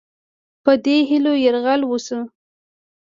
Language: Pashto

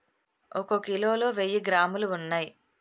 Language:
Telugu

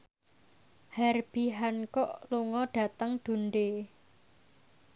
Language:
Javanese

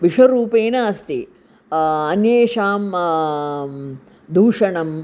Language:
Sanskrit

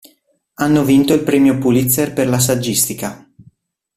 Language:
Italian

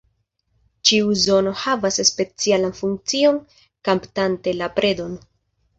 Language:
Esperanto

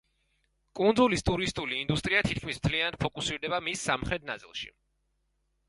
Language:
Georgian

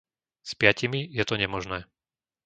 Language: Slovak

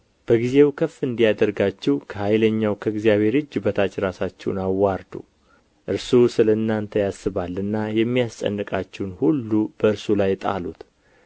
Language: Amharic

